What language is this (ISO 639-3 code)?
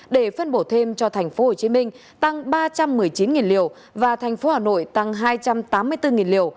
vie